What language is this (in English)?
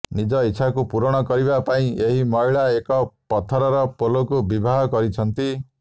Odia